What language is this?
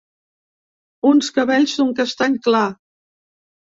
Catalan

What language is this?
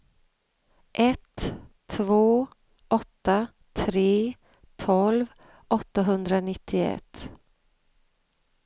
Swedish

